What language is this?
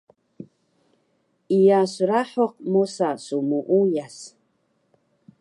Taroko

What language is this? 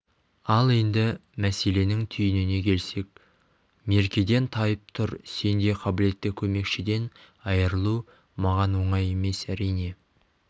Kazakh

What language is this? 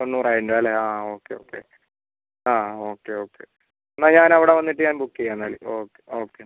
Malayalam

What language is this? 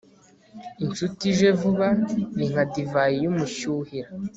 Kinyarwanda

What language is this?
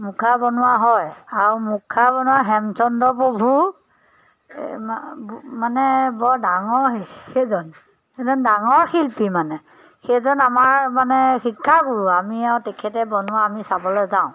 Assamese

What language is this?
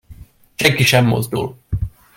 Hungarian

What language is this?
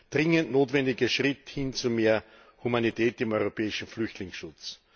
German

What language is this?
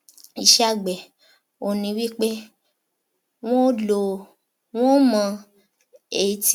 Yoruba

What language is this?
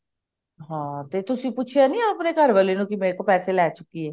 Punjabi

